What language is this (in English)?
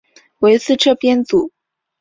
Chinese